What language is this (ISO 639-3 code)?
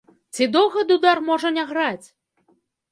bel